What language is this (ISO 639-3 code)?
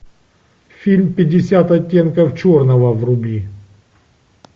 rus